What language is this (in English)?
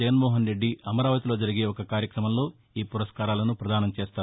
Telugu